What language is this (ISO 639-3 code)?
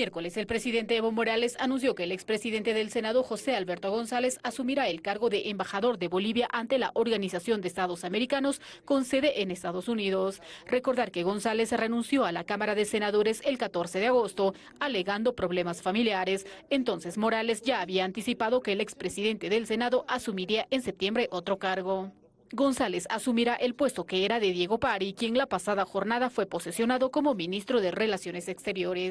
spa